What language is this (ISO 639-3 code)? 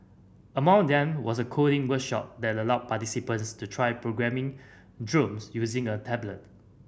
eng